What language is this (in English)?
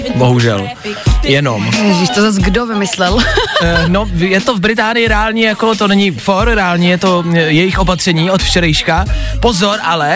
Czech